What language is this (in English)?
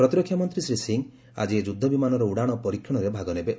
Odia